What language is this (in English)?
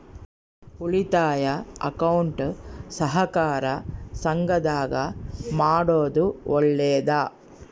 Kannada